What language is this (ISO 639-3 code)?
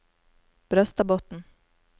nor